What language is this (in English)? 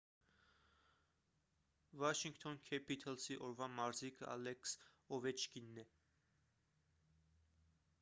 Armenian